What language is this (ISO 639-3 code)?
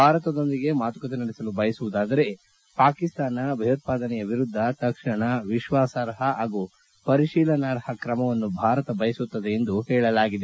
kan